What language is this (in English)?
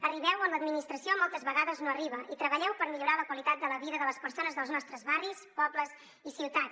Catalan